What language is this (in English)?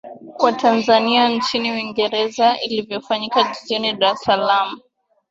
Swahili